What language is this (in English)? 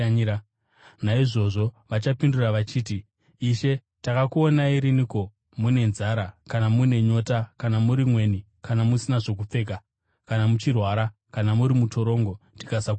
Shona